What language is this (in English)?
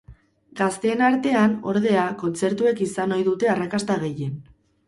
Basque